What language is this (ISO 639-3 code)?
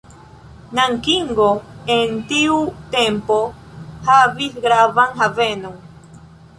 epo